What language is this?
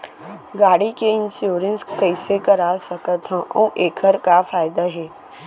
Chhattisgarhi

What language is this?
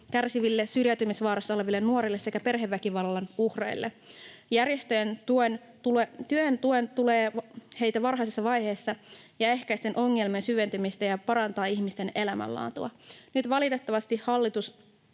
Finnish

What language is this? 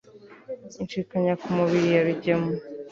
Kinyarwanda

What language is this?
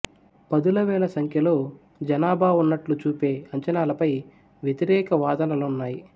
Telugu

